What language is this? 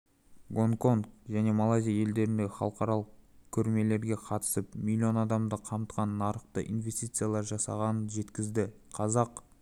Kazakh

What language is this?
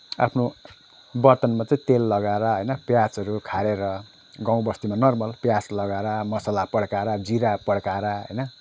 Nepali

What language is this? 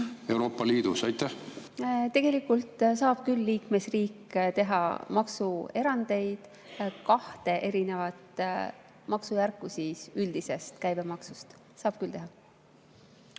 Estonian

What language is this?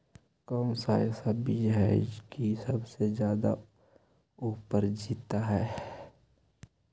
Magahi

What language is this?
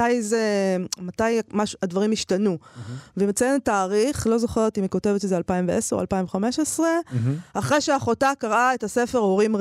Hebrew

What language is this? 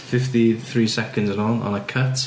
Welsh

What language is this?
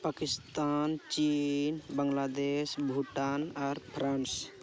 Santali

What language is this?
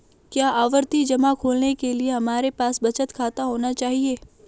Hindi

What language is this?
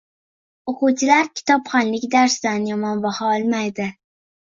Uzbek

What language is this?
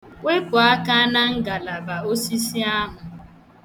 Igbo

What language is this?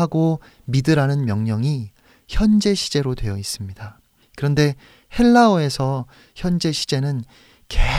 Korean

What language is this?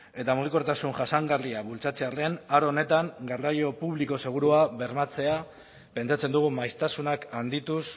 Basque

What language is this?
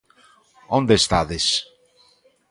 Galician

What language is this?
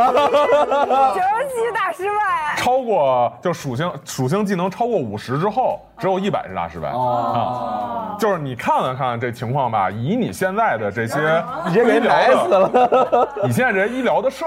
Chinese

